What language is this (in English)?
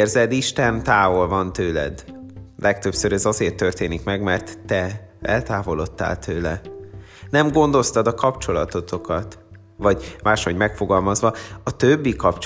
Hungarian